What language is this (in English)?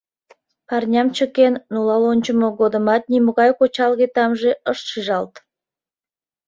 Mari